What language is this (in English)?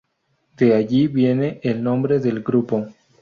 Spanish